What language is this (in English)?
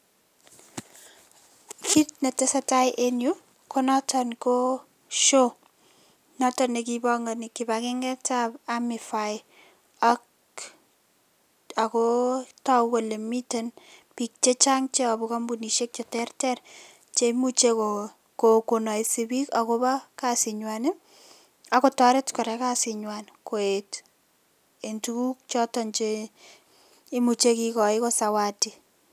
Kalenjin